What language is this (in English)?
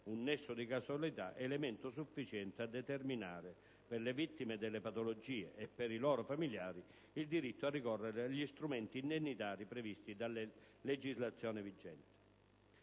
Italian